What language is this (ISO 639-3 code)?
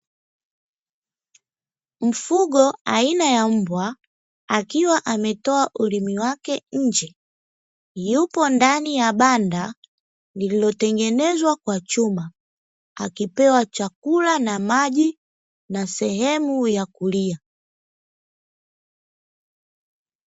swa